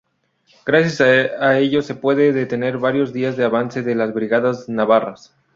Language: Spanish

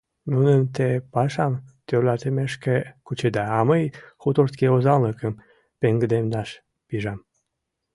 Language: Mari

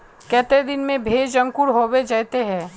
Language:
Magahi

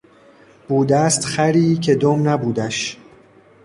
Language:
Persian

